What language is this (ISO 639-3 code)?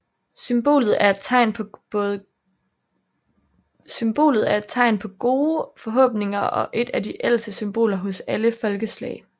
dan